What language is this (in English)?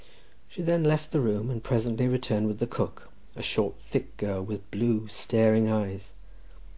English